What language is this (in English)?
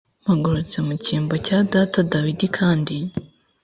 Kinyarwanda